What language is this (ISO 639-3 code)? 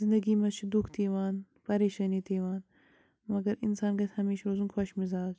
kas